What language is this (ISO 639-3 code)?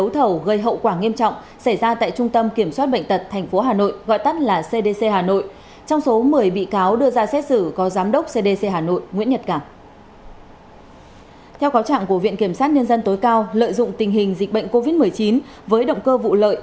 vie